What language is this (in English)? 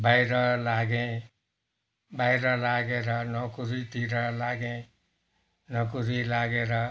Nepali